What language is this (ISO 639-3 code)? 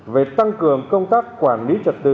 vie